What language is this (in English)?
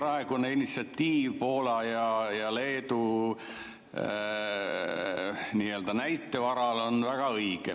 Estonian